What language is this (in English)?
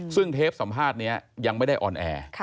Thai